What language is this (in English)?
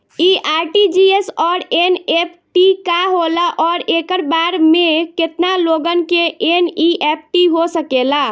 Bhojpuri